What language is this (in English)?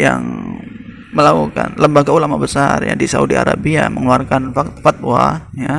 Indonesian